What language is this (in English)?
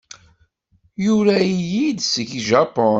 Kabyle